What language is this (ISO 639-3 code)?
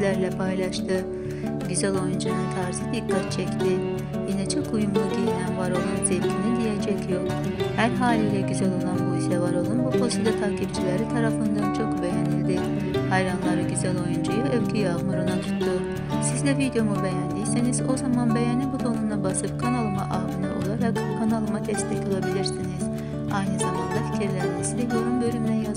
tur